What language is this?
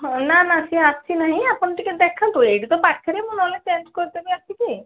Odia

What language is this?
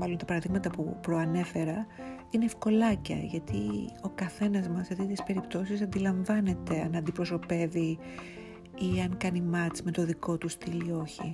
Greek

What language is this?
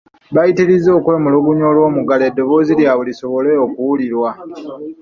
Ganda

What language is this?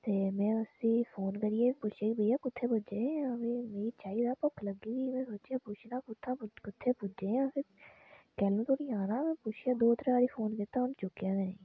Dogri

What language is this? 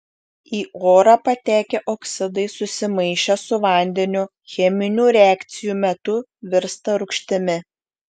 Lithuanian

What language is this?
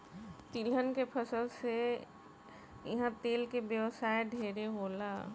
Bhojpuri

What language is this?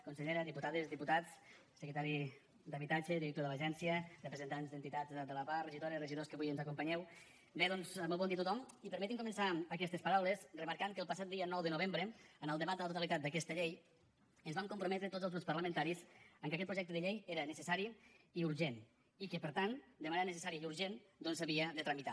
Catalan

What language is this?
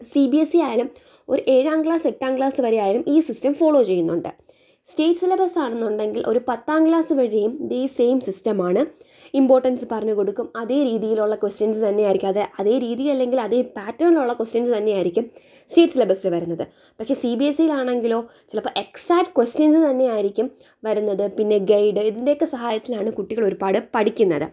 Malayalam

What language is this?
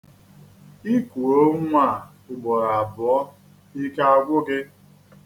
Igbo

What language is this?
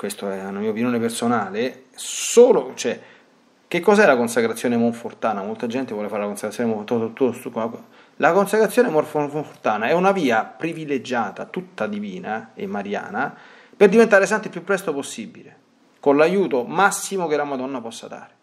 Italian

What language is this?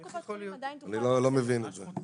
Hebrew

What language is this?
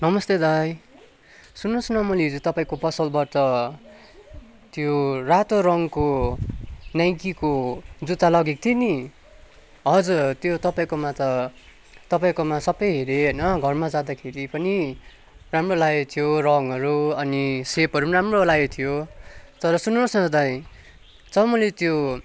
Nepali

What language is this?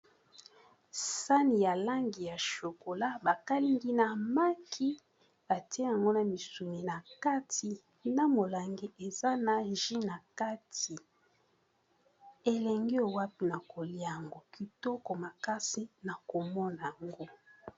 Lingala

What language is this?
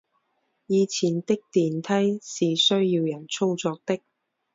Chinese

